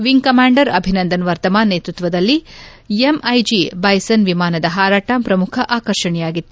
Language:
Kannada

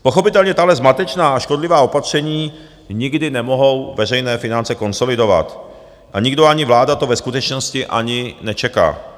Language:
Czech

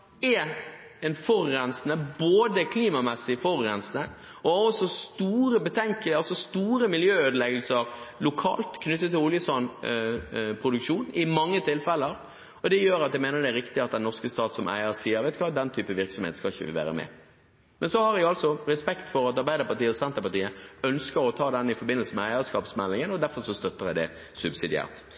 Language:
Norwegian Bokmål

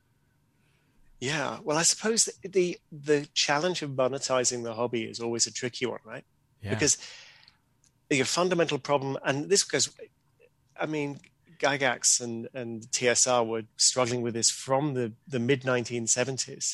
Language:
English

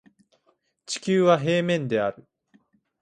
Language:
Japanese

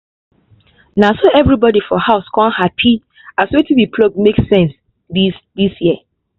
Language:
Nigerian Pidgin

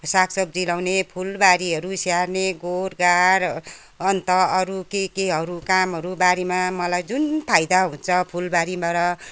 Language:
Nepali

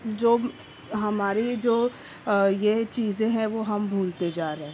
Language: Urdu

